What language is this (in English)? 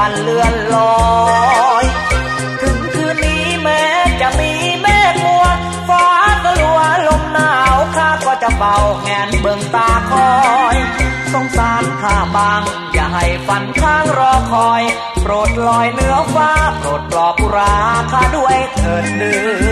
Thai